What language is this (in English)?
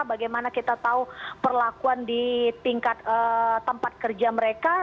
Indonesian